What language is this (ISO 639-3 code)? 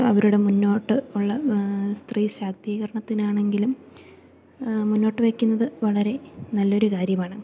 mal